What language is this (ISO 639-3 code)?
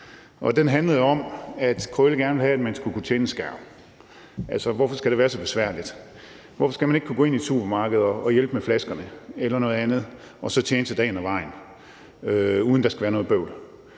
dan